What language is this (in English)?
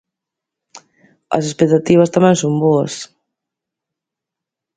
Galician